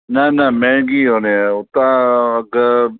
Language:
Sindhi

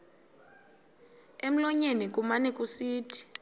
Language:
Xhosa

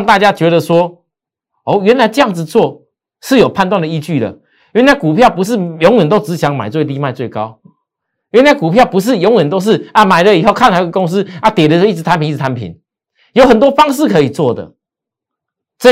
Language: Chinese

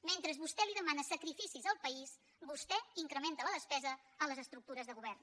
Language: Catalan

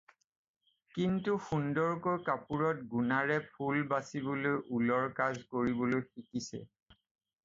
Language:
Assamese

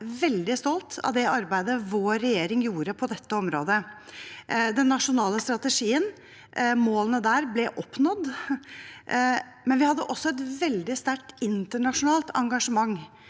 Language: Norwegian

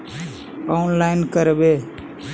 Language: Magahi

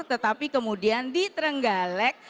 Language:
Indonesian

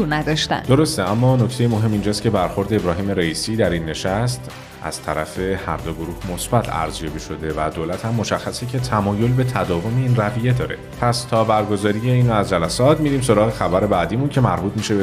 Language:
Persian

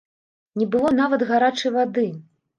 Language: Belarusian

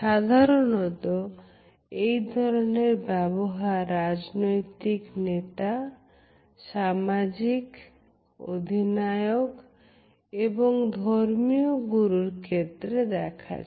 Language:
Bangla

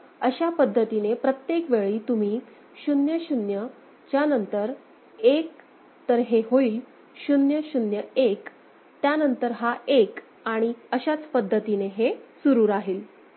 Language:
Marathi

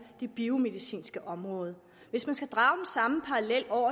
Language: Danish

